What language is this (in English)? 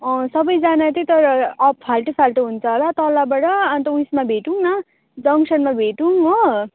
Nepali